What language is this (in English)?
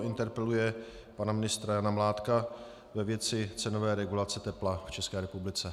Czech